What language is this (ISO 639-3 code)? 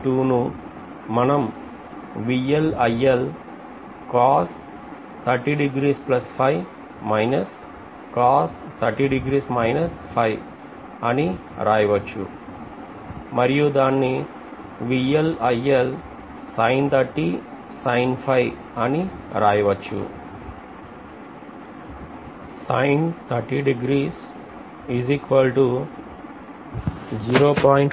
tel